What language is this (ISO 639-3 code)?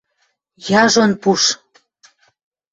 mrj